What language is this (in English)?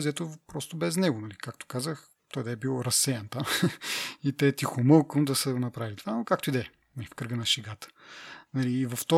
Bulgarian